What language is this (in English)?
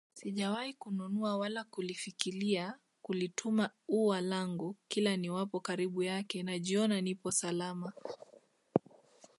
Swahili